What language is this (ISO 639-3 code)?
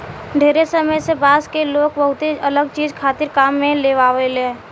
bho